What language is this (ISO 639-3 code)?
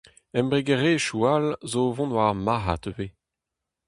bre